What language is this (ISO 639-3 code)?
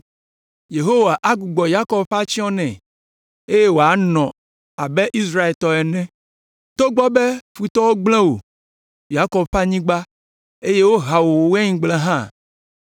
ewe